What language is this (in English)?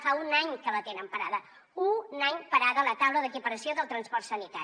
Catalan